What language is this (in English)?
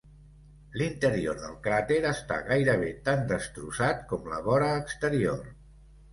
Catalan